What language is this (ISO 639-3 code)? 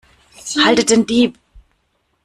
deu